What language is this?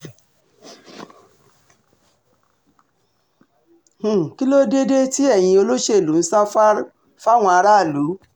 Yoruba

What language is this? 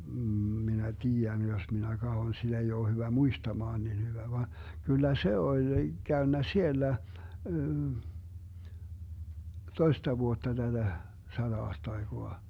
Finnish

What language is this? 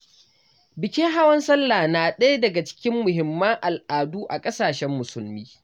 Hausa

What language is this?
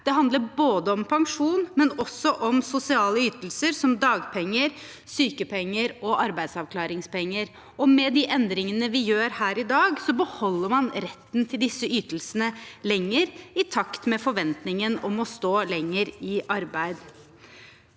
Norwegian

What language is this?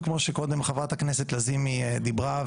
Hebrew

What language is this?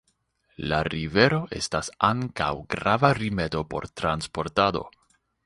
Esperanto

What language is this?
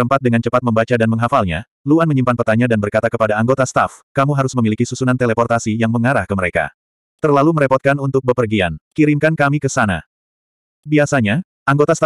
Indonesian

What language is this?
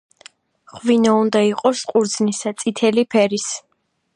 Georgian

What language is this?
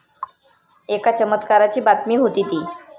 Marathi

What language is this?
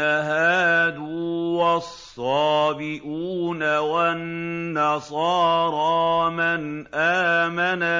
Arabic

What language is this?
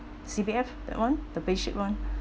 English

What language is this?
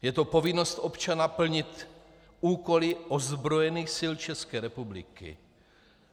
Czech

